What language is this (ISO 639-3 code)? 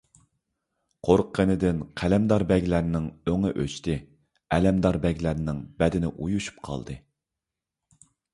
uig